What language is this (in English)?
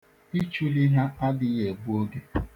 Igbo